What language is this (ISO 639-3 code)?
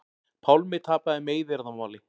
isl